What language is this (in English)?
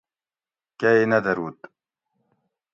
Gawri